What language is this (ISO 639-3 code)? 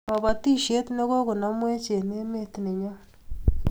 kln